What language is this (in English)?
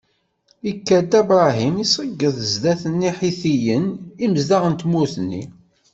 Kabyle